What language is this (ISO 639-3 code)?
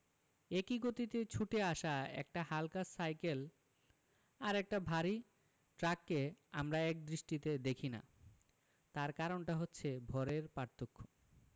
ben